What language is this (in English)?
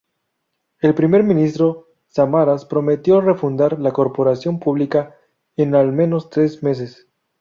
Spanish